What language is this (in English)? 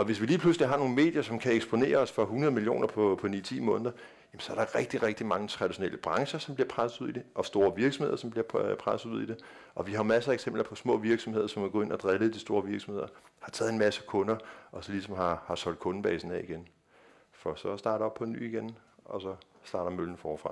Danish